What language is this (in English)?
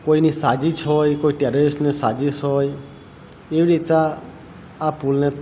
Gujarati